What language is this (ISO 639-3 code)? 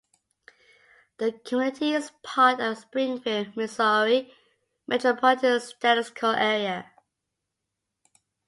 eng